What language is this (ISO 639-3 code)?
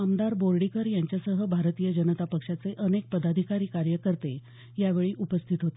mar